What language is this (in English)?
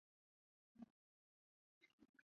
Chinese